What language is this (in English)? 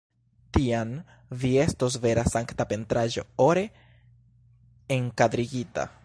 Esperanto